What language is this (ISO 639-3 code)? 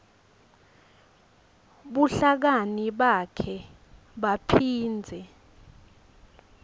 ssw